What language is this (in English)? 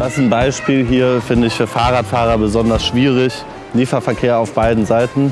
German